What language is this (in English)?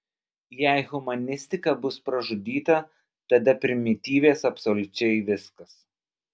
Lithuanian